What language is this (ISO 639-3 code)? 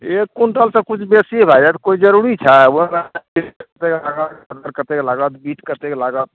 mai